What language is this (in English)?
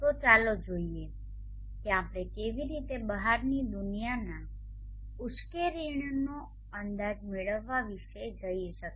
Gujarati